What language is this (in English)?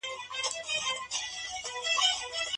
Pashto